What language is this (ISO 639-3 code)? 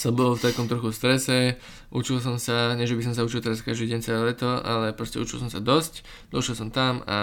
slk